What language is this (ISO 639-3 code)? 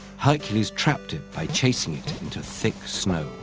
eng